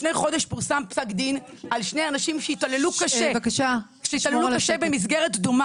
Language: Hebrew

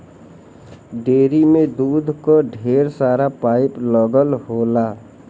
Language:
Bhojpuri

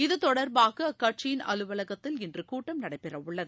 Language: Tamil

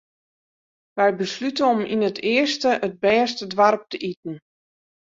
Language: Western Frisian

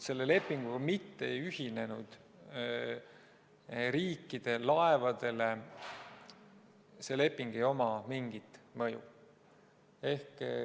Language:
Estonian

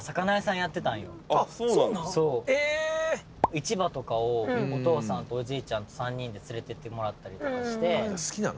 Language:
Japanese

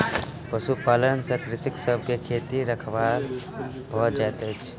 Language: Maithili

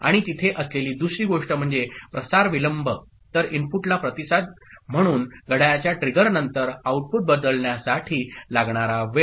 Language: Marathi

